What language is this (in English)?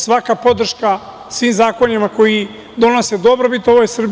Serbian